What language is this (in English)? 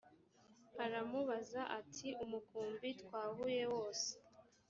Kinyarwanda